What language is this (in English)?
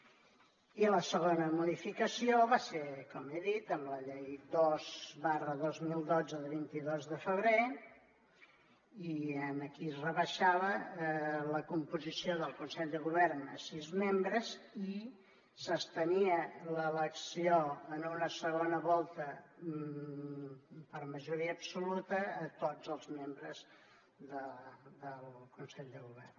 Catalan